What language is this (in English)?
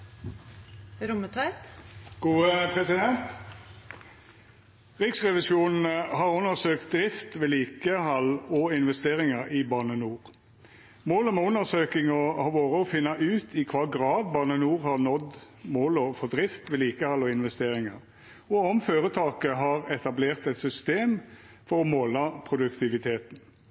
Norwegian Nynorsk